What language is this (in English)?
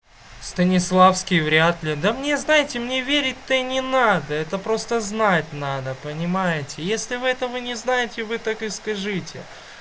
Russian